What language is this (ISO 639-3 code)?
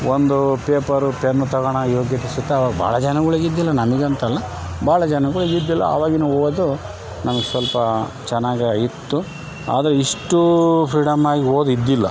kan